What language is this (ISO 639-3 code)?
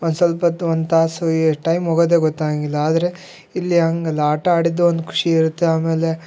kan